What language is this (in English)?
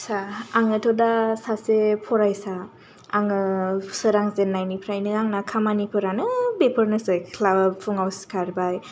Bodo